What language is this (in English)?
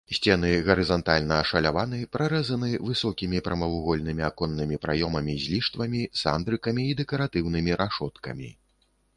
Belarusian